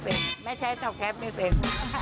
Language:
Thai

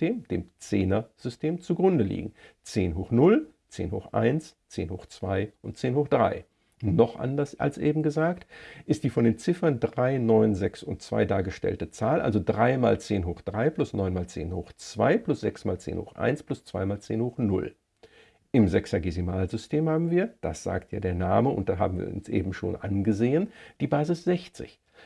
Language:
German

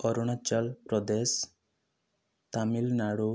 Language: Odia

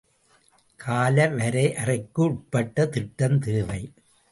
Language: Tamil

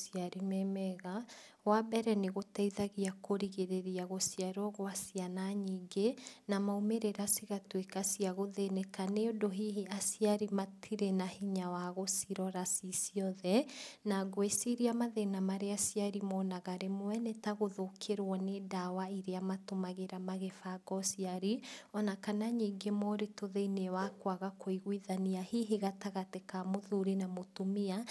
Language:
Kikuyu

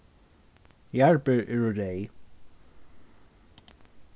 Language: Faroese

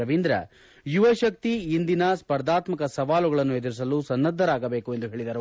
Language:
Kannada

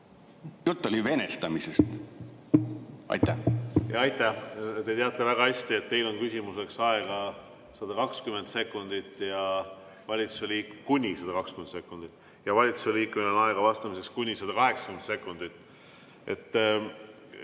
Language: Estonian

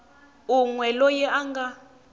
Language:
Tsonga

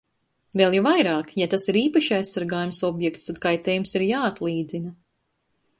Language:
Latvian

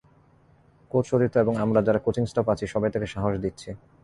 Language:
Bangla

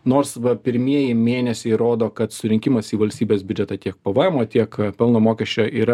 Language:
Lithuanian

